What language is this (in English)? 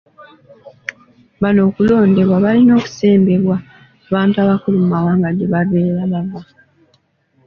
Ganda